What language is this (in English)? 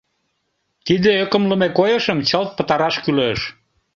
Mari